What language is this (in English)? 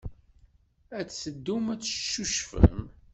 Kabyle